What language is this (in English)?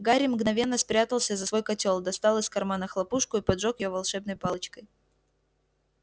Russian